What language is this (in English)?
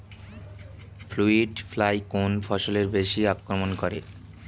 Bangla